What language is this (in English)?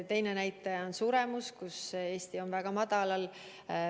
Estonian